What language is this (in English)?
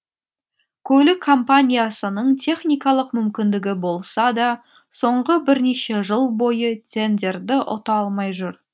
Kazakh